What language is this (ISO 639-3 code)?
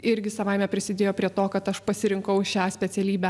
lit